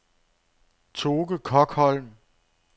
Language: Danish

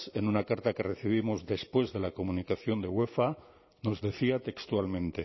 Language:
Spanish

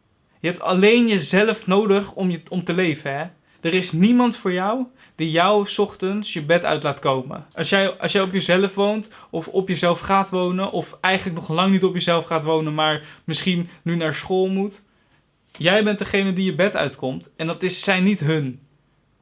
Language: Dutch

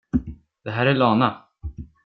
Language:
Swedish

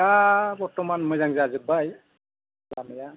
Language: Bodo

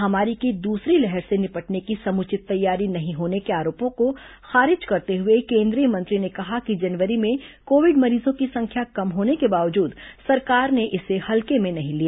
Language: Hindi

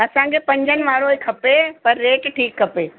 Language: Sindhi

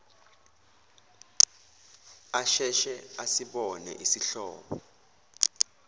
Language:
Zulu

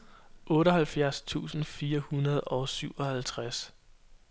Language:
Danish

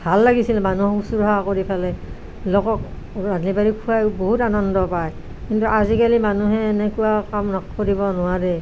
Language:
Assamese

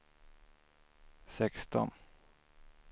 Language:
Swedish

